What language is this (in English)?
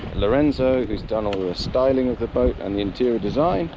English